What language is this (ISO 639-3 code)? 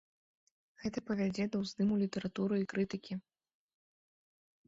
bel